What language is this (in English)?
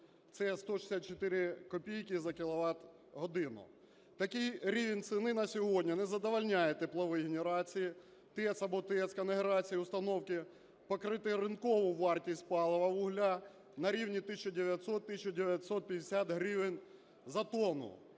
Ukrainian